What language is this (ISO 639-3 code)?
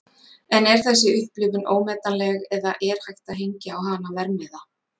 isl